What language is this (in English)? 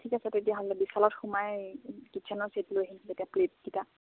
Assamese